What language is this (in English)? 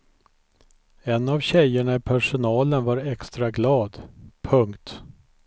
Swedish